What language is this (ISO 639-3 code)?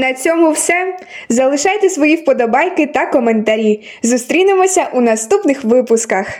ukr